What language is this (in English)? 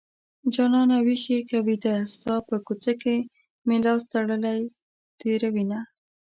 Pashto